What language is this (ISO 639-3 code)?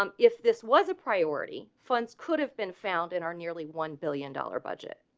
eng